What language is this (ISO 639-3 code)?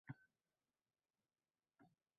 uzb